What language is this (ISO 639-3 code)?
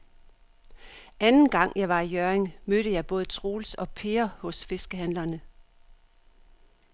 dan